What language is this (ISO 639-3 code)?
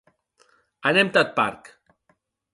oci